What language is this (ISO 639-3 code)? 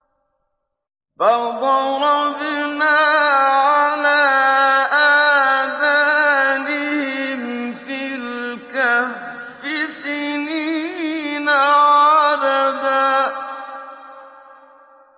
ara